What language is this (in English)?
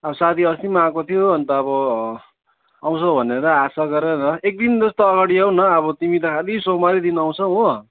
Nepali